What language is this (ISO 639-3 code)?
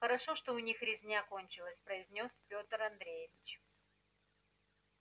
rus